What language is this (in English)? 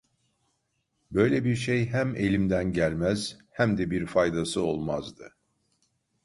Turkish